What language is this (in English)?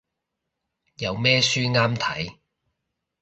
Cantonese